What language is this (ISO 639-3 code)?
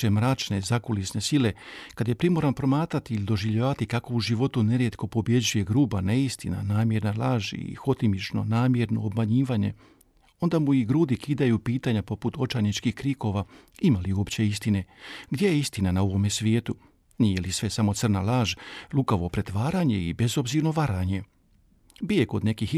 hrv